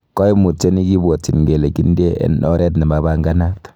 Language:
Kalenjin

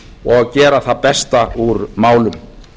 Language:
Icelandic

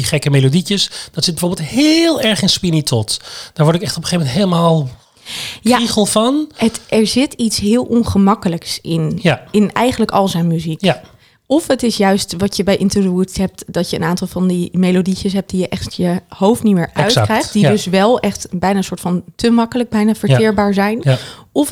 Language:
Dutch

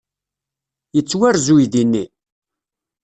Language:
Kabyle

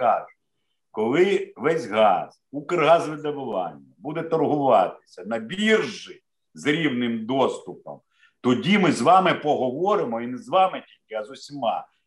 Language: Ukrainian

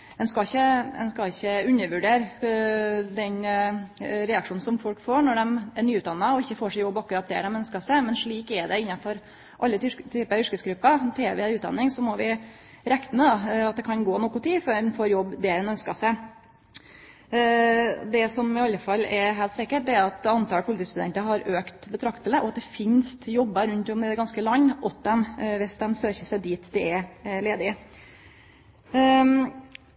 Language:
Norwegian Nynorsk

